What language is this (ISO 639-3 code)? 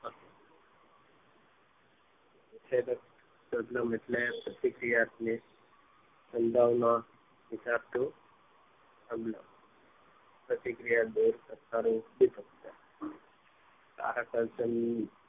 guj